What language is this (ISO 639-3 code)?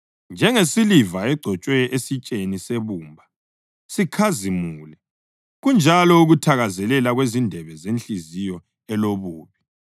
nde